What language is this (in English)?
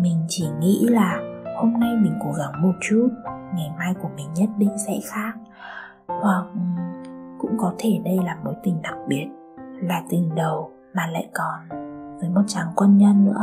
Vietnamese